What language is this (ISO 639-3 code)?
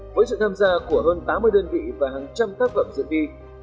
vie